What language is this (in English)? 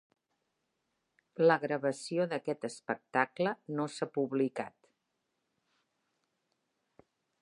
Catalan